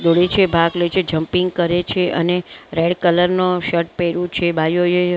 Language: Gujarati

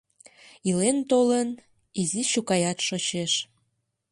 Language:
Mari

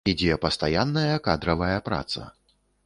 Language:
Belarusian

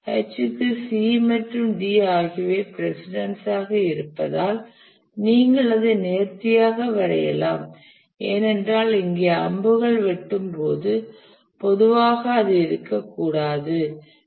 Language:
Tamil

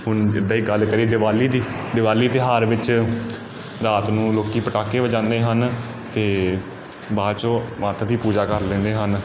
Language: Punjabi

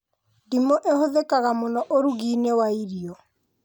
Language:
Kikuyu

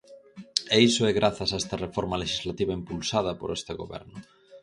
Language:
Galician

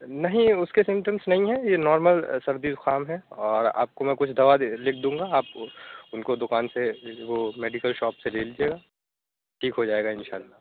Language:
Urdu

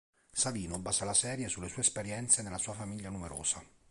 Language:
Italian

